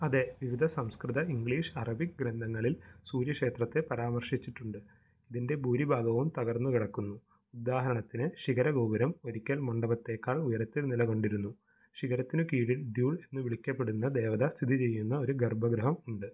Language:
Malayalam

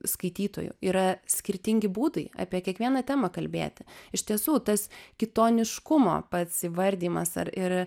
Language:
Lithuanian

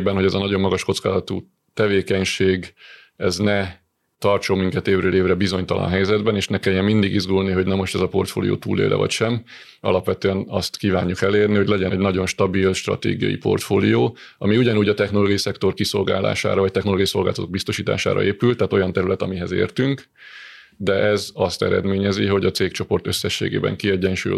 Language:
Hungarian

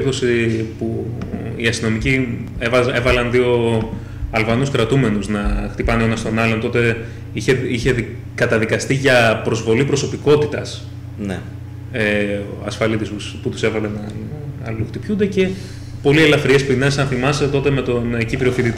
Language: Greek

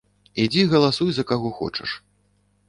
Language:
Belarusian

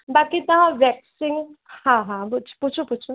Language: Sindhi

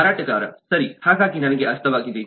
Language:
Kannada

